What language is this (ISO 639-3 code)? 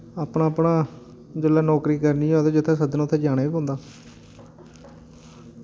doi